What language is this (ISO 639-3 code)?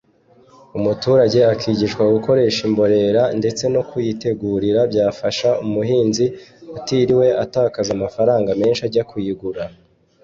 kin